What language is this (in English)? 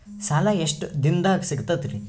Kannada